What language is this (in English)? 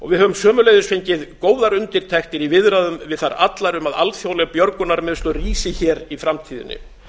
Icelandic